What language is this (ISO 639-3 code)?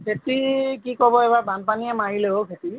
asm